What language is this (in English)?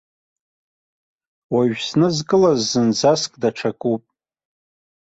Abkhazian